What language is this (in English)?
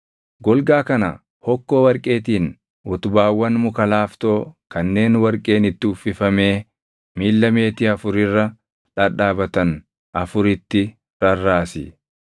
Oromo